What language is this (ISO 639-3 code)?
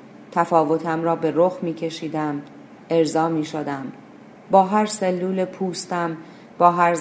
fas